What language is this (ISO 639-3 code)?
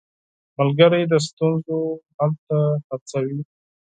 pus